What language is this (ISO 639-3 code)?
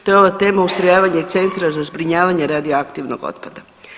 hrv